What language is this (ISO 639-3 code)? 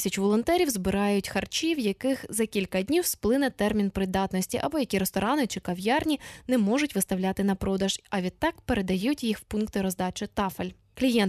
ukr